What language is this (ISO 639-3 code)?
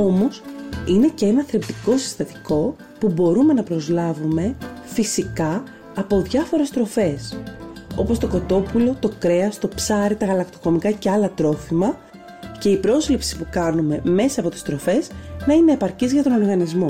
ell